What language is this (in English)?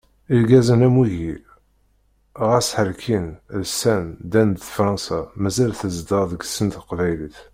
Kabyle